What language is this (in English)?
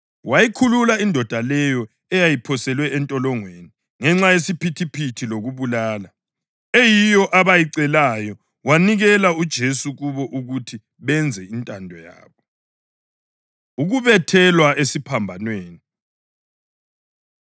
North Ndebele